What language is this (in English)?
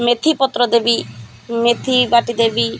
Odia